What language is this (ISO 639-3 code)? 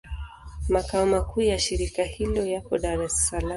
swa